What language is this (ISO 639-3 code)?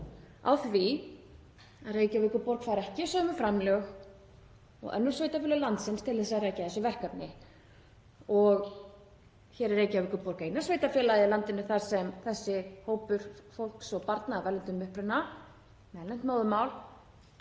isl